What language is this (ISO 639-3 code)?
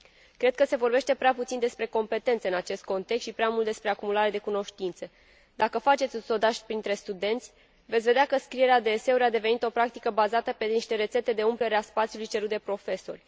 ron